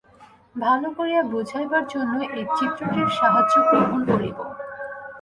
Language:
Bangla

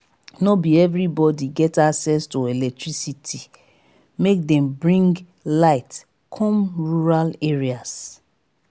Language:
Nigerian Pidgin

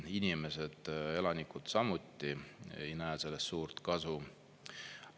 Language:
Estonian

